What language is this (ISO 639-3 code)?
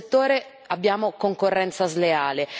ita